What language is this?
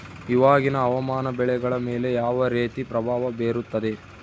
Kannada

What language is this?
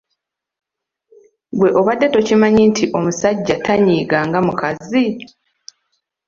Ganda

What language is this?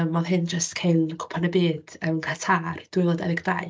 Welsh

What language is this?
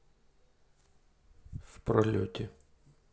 Russian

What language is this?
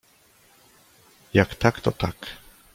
Polish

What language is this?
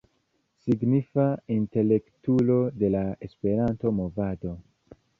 Esperanto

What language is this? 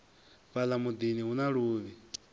Venda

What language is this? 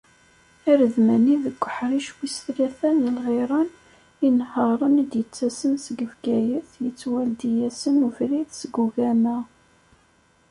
Kabyle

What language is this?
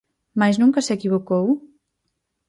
Galician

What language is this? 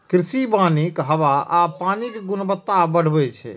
Maithili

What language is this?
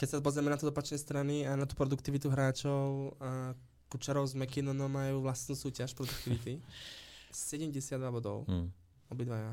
Slovak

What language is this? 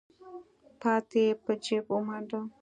Pashto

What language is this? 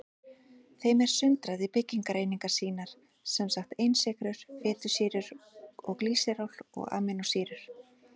Icelandic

